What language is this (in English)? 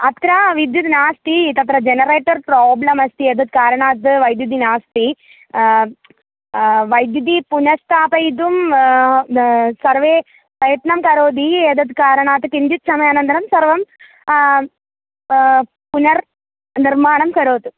Sanskrit